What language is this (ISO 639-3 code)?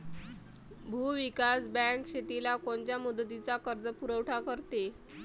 mar